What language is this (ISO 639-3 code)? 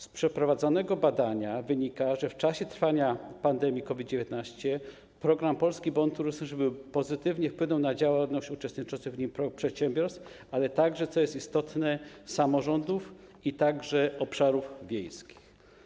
pol